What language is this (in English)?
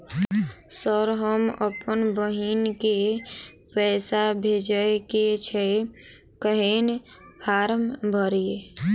Maithili